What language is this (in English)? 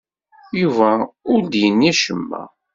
Kabyle